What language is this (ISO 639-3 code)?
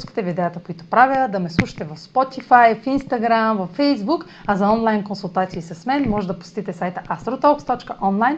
bul